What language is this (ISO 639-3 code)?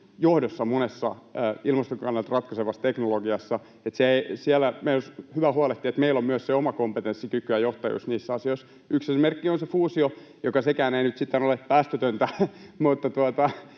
fin